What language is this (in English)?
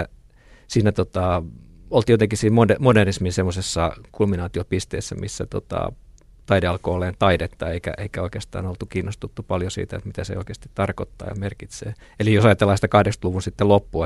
Finnish